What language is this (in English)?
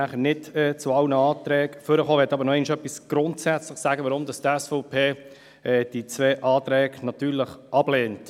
Swiss German